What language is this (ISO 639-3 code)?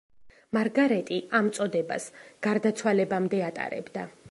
kat